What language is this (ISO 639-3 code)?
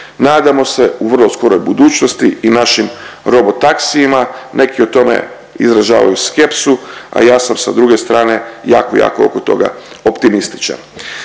hrv